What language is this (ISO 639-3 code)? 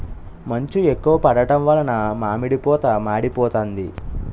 tel